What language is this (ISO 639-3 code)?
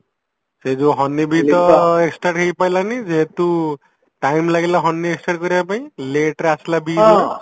ori